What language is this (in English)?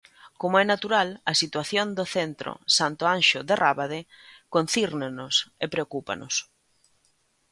Galician